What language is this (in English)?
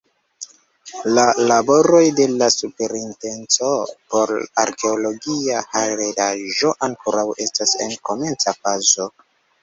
Esperanto